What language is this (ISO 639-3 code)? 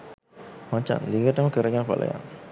sin